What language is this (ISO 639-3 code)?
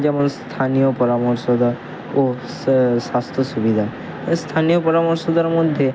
ben